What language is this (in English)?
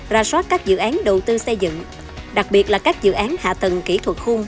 Vietnamese